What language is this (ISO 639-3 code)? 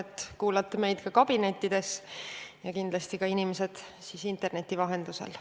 est